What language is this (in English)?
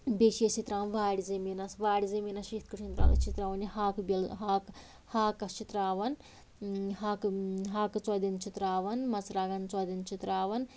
Kashmiri